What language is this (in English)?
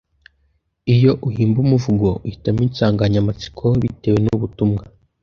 Kinyarwanda